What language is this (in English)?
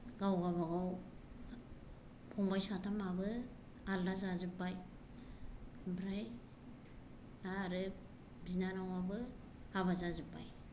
Bodo